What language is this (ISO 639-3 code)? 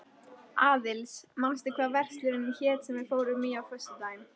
isl